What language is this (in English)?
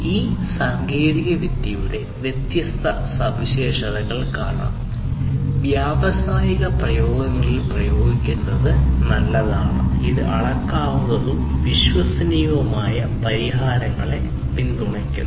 Malayalam